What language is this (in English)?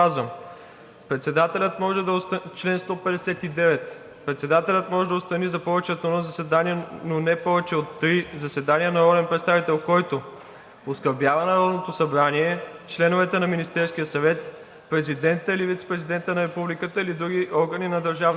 Bulgarian